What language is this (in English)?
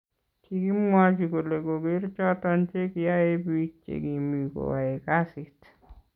Kalenjin